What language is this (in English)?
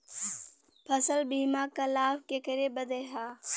Bhojpuri